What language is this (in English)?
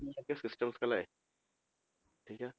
Punjabi